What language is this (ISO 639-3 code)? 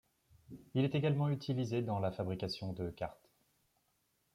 fra